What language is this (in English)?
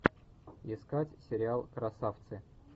Russian